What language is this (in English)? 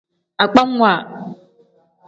Tem